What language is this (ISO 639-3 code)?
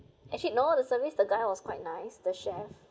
eng